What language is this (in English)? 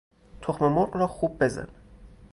Persian